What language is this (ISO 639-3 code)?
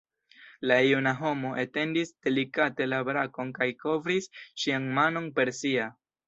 epo